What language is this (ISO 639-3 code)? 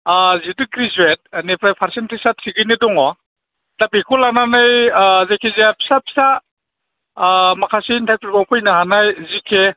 brx